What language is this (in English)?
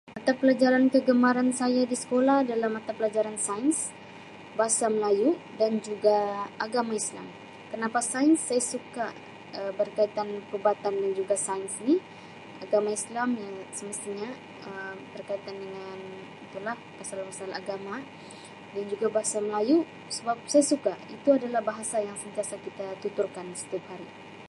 Sabah Malay